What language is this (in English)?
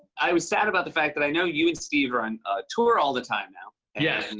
English